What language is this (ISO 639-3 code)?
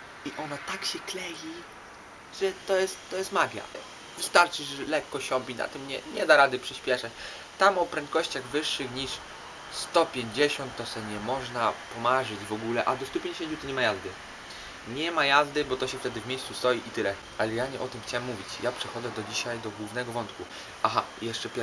pol